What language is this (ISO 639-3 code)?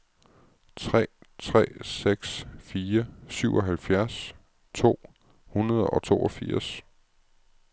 dan